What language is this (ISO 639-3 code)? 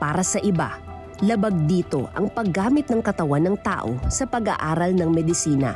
fil